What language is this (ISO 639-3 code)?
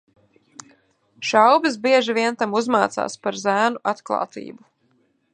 lav